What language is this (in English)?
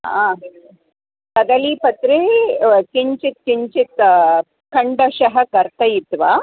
Sanskrit